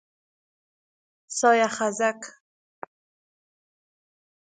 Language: Persian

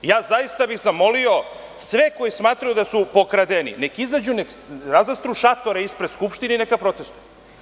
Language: Serbian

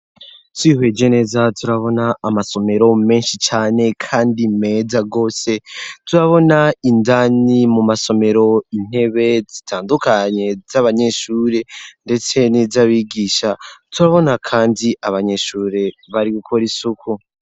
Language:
Rundi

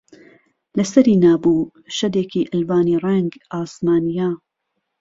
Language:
Central Kurdish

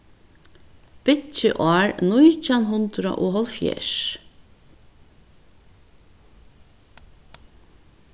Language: Faroese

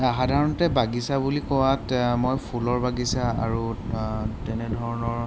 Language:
Assamese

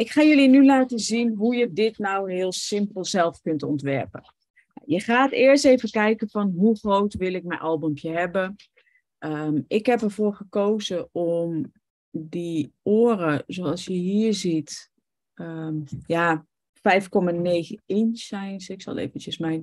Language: Dutch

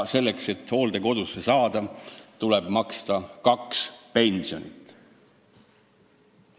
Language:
Estonian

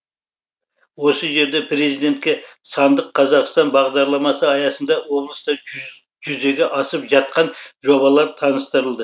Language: Kazakh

